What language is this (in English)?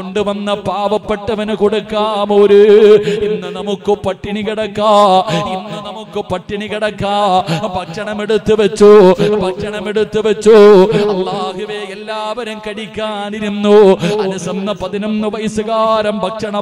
Arabic